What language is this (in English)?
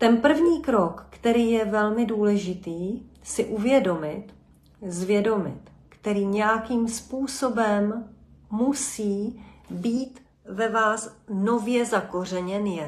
Czech